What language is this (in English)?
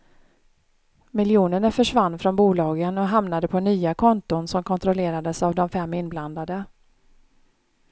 Swedish